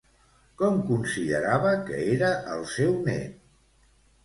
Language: Catalan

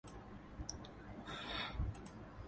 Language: Thai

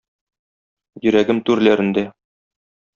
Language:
Tatar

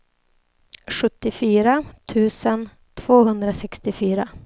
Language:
Swedish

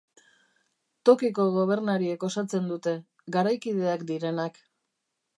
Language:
Basque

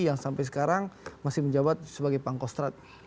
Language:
Indonesian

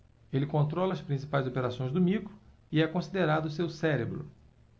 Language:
Portuguese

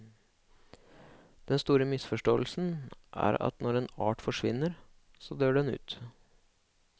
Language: Norwegian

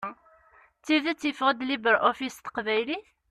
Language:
Kabyle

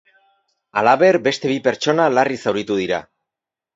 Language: Basque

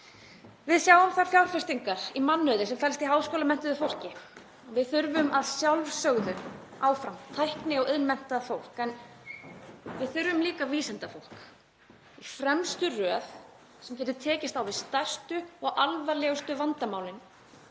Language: Icelandic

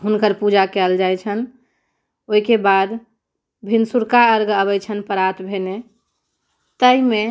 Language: Maithili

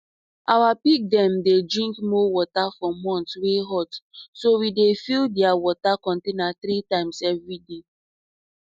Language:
Nigerian Pidgin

